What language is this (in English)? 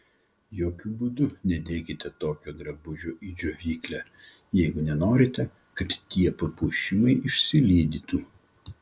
Lithuanian